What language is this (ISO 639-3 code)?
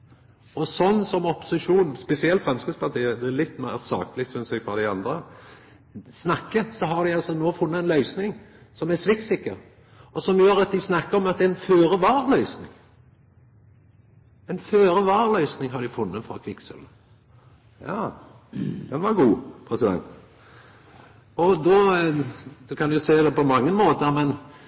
nno